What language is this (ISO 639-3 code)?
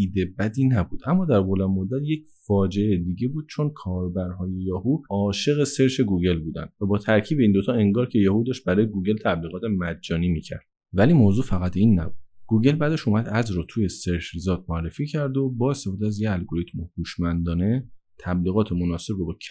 fas